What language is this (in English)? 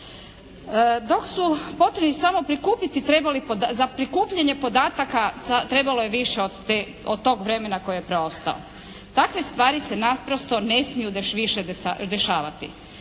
Croatian